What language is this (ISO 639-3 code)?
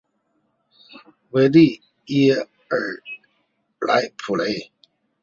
zho